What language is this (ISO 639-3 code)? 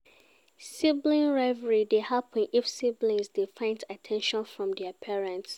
pcm